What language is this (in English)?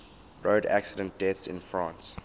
English